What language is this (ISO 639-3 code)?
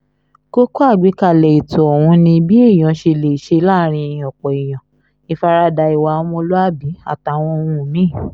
yor